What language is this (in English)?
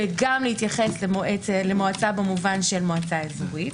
Hebrew